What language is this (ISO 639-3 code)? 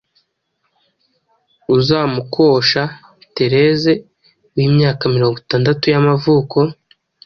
kin